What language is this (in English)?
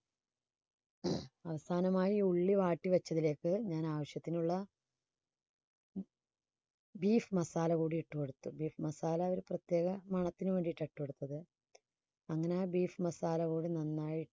Malayalam